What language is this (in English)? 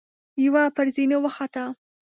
Pashto